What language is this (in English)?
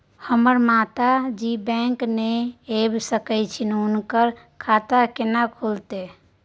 Maithili